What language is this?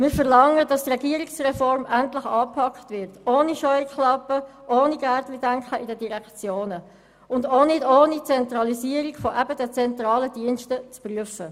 Swiss German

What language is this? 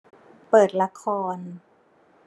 Thai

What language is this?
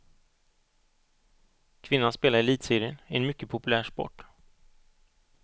Swedish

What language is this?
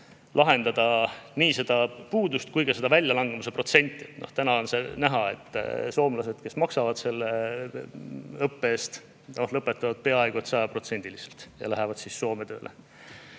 Estonian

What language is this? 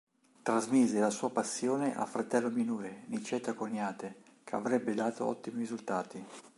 Italian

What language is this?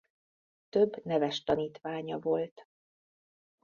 Hungarian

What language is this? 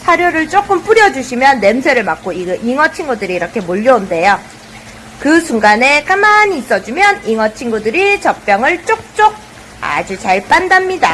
Korean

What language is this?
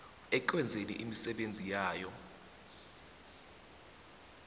South Ndebele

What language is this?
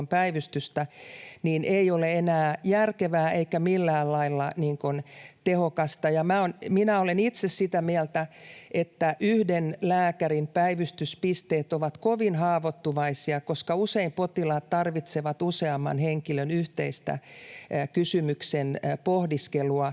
Finnish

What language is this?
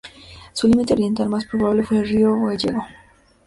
Spanish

